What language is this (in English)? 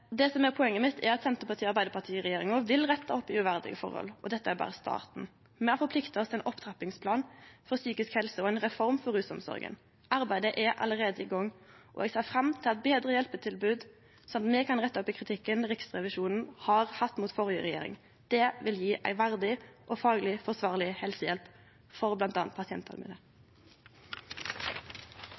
Norwegian